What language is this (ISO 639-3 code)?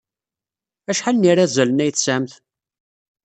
kab